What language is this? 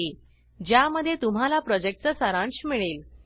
Marathi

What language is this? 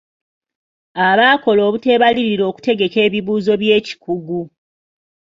Ganda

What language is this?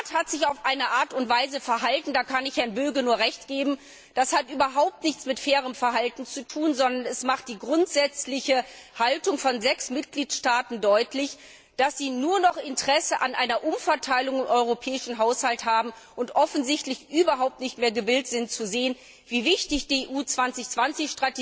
German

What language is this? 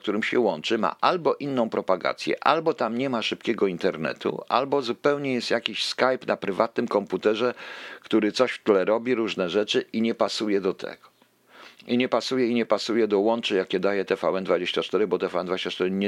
Polish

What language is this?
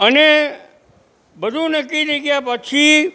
Gujarati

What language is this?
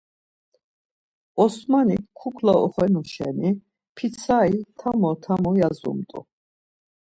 Laz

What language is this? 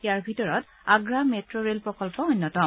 Assamese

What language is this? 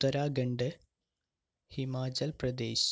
Malayalam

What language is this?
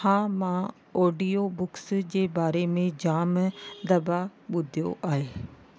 Sindhi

